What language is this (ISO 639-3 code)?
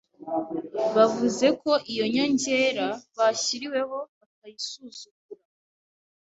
kin